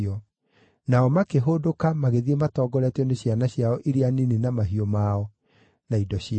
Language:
Kikuyu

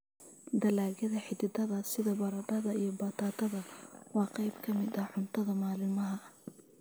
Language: Somali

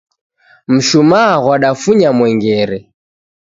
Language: Taita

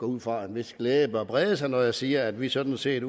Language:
Danish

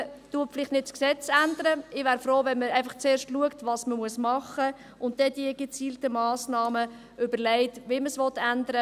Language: Swiss German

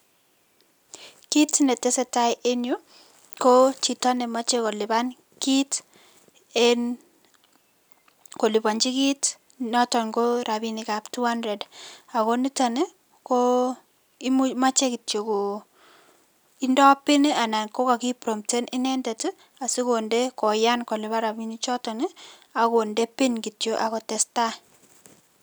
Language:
Kalenjin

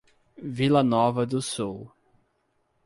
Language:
Portuguese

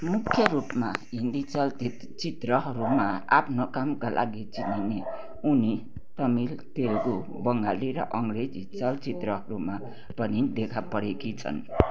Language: Nepali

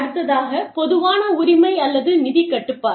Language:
Tamil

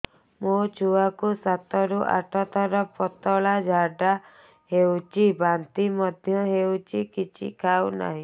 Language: Odia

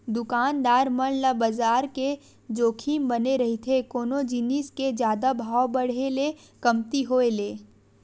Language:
Chhattisgarhi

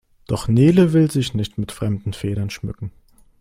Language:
German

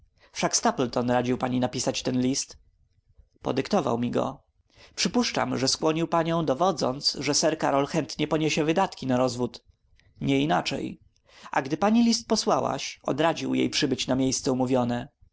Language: Polish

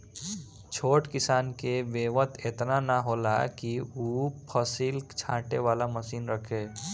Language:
Bhojpuri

